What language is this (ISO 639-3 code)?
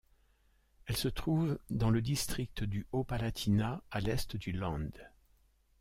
fra